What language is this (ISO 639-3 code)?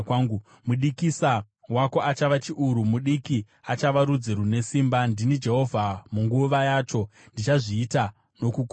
sna